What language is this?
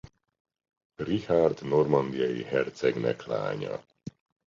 Hungarian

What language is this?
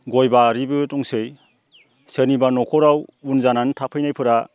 Bodo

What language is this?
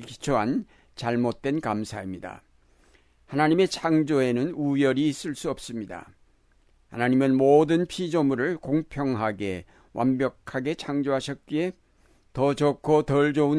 Korean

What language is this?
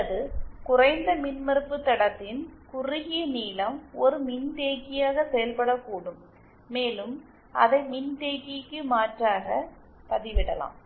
Tamil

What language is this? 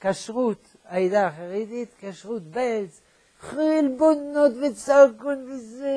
Hebrew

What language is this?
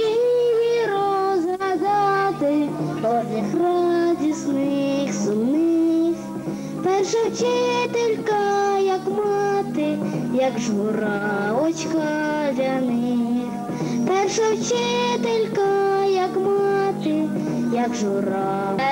Ukrainian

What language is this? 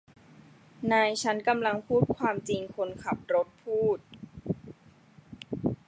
Thai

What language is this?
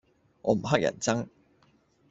Cantonese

